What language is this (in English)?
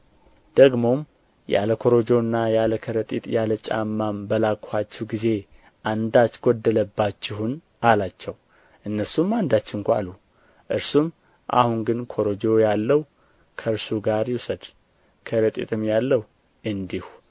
Amharic